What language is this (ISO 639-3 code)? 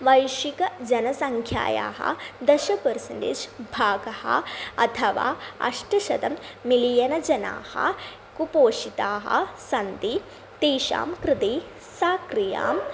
san